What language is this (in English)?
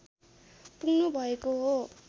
Nepali